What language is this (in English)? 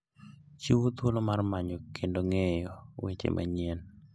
Luo (Kenya and Tanzania)